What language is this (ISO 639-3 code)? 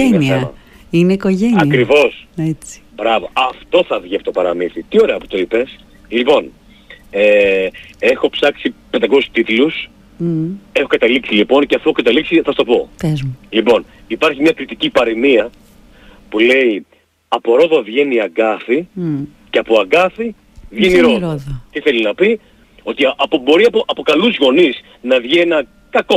ell